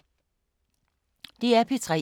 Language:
Danish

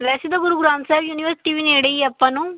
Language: Punjabi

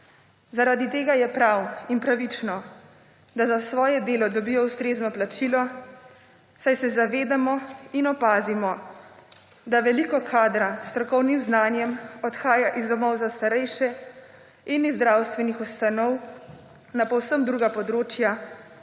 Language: Slovenian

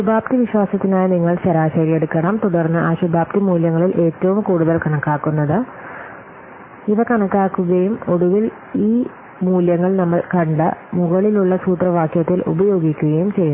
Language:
Malayalam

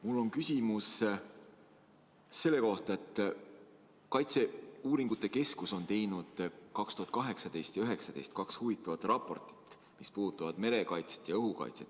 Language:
Estonian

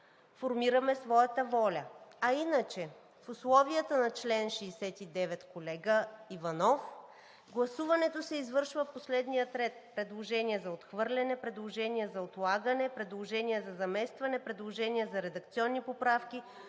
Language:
Bulgarian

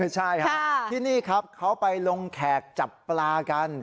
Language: Thai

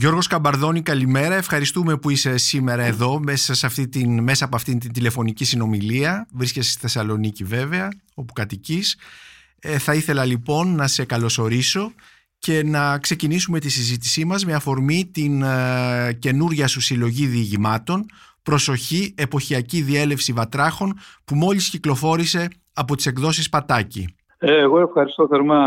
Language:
Greek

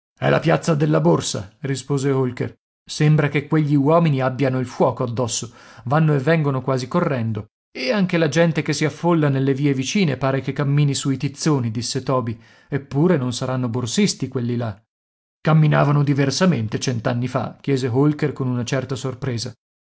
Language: Italian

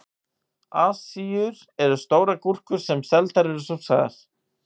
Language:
Icelandic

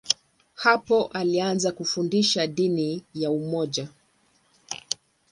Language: Swahili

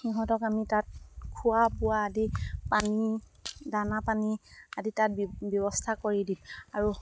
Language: Assamese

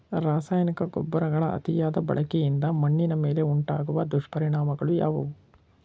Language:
Kannada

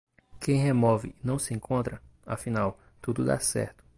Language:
Portuguese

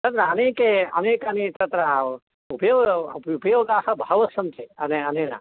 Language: Sanskrit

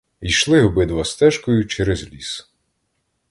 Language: Ukrainian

